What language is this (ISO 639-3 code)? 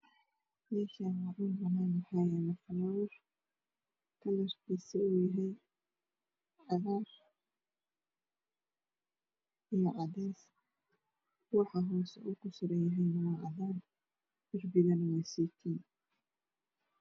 som